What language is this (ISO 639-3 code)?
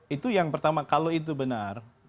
ind